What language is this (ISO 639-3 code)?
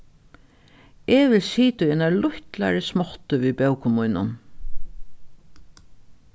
fao